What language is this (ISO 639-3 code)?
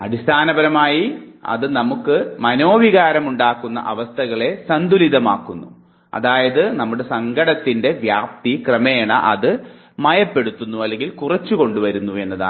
mal